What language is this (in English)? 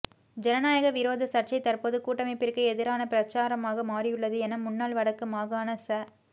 Tamil